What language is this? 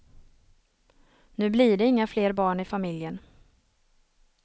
Swedish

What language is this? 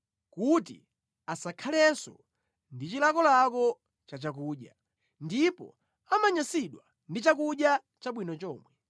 Nyanja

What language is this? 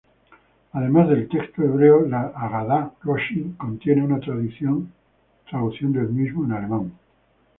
Spanish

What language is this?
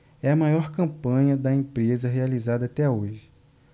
Portuguese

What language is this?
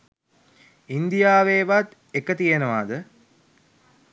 Sinhala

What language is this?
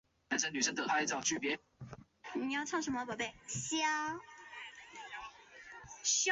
Chinese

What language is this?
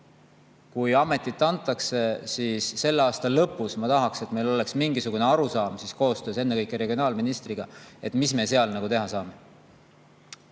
Estonian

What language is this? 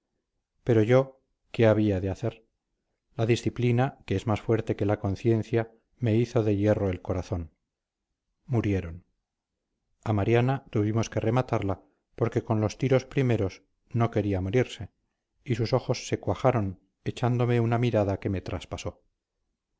Spanish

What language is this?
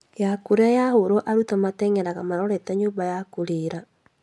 Kikuyu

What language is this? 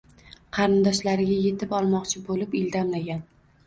Uzbek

